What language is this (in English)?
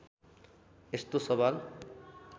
Nepali